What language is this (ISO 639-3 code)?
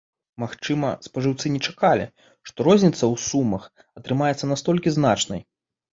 bel